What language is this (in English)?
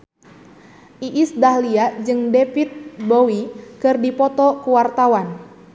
Sundanese